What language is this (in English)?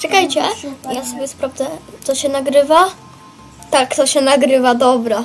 Polish